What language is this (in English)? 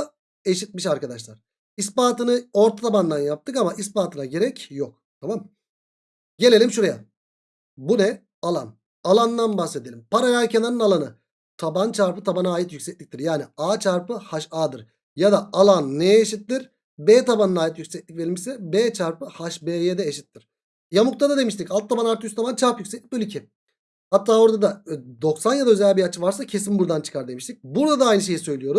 Turkish